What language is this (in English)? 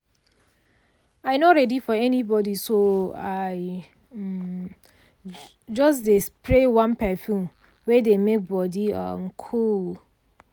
Nigerian Pidgin